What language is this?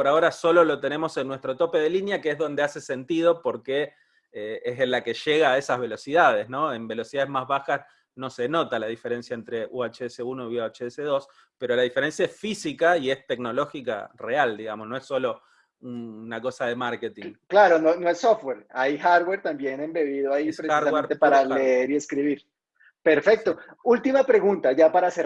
Spanish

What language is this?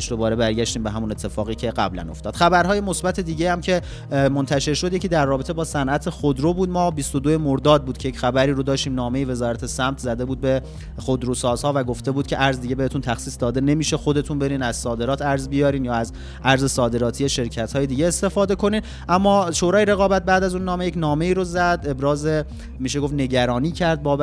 Persian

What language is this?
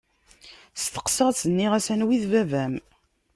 Kabyle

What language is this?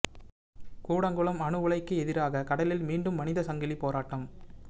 Tamil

